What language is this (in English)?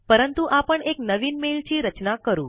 Marathi